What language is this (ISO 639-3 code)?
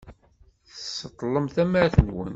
kab